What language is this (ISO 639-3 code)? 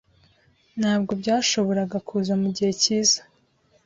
kin